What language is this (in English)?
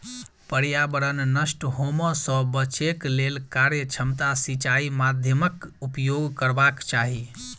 Maithili